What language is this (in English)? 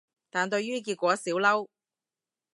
Cantonese